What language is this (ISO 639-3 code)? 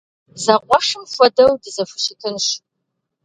kbd